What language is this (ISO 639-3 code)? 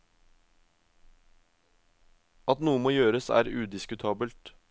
nor